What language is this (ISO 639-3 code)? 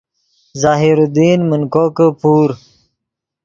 ydg